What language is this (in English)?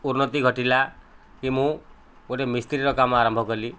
Odia